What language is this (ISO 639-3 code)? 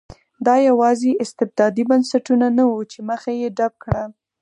pus